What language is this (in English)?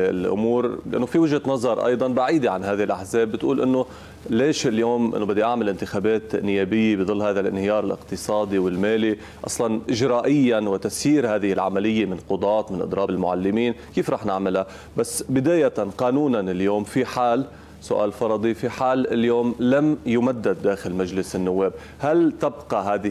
Arabic